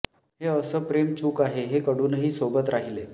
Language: Marathi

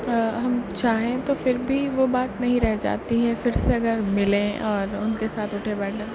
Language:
Urdu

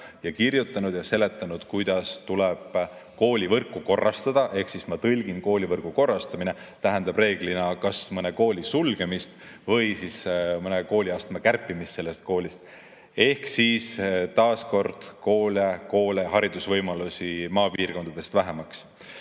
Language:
Estonian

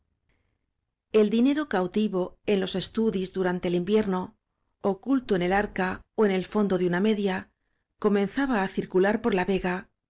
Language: Spanish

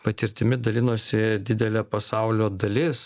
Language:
Lithuanian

